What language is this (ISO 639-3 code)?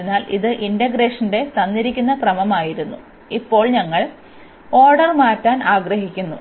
mal